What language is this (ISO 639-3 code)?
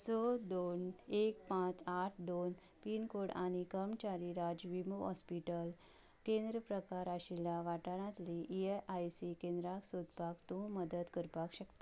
kok